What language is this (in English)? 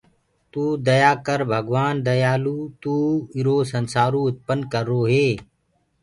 Gurgula